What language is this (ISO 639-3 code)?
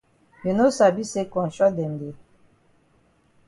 wes